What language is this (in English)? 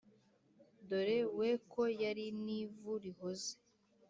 Kinyarwanda